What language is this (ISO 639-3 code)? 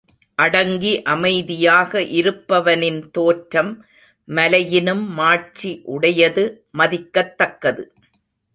tam